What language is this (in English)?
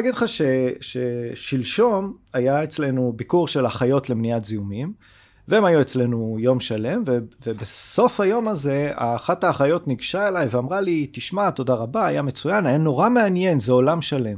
Hebrew